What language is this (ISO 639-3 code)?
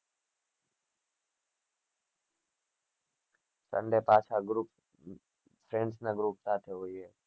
guj